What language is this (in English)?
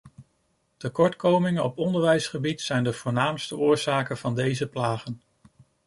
Dutch